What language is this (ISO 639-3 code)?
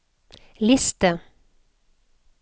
nor